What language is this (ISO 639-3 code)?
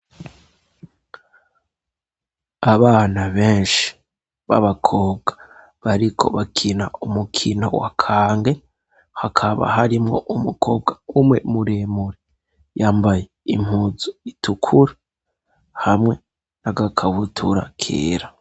run